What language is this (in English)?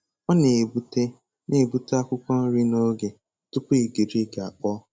Igbo